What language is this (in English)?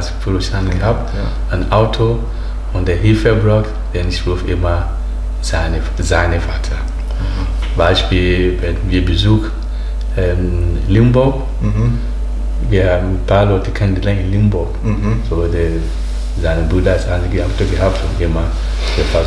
German